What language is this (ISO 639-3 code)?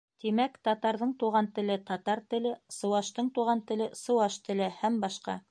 bak